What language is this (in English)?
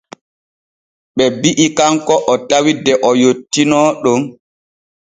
Borgu Fulfulde